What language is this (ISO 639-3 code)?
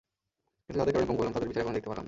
ben